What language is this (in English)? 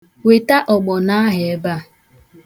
Igbo